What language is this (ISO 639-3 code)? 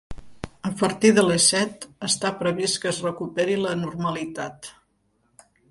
cat